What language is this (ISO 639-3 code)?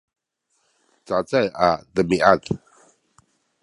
szy